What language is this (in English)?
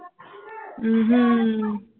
Punjabi